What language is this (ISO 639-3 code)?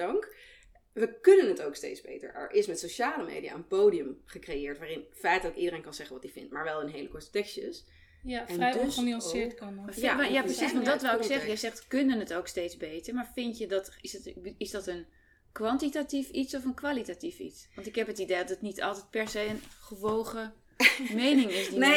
nld